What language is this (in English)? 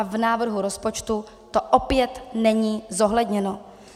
Czech